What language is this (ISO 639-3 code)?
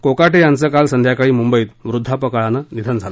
mar